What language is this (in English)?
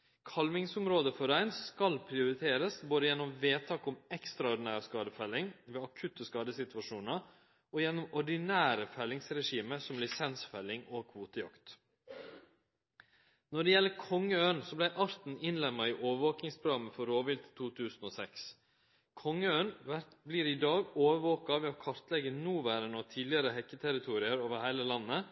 Norwegian Nynorsk